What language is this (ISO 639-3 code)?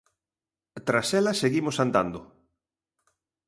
glg